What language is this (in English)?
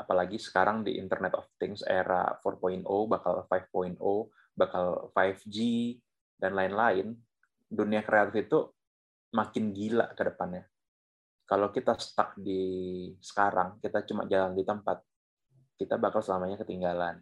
Indonesian